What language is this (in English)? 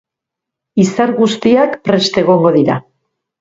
Basque